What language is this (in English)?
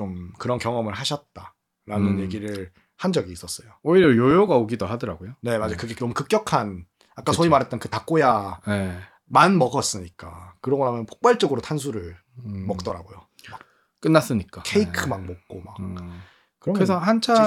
Korean